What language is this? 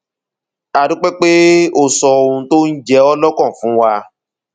Yoruba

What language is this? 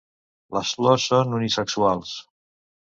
Catalan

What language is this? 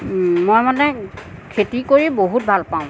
Assamese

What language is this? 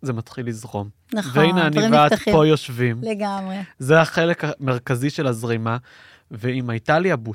Hebrew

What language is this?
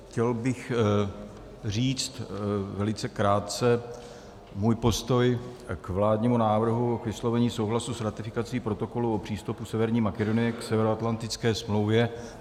Czech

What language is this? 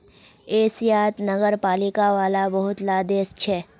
Magahi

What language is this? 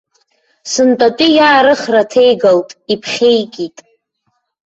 Abkhazian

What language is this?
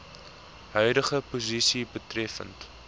Afrikaans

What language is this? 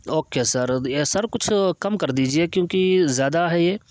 Urdu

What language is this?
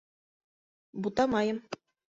Bashkir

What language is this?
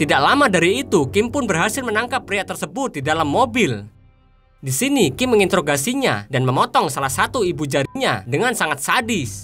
Indonesian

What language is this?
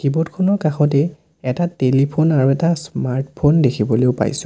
Assamese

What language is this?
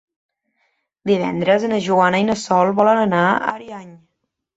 Catalan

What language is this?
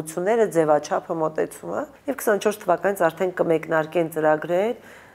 Romanian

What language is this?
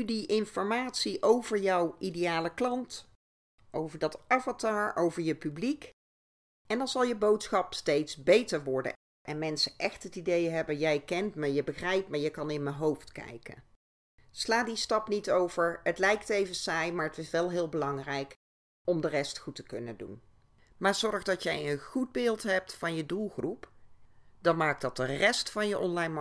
Dutch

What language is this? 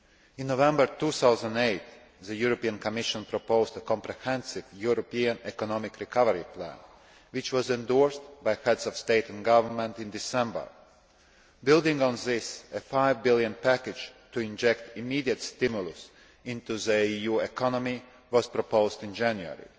English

